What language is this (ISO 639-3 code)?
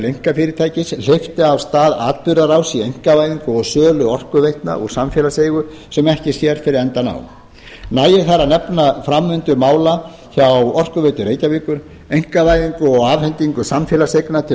isl